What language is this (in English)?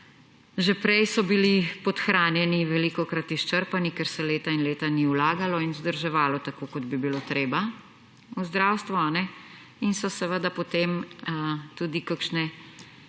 Slovenian